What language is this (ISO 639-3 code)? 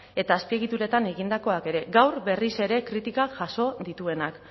eus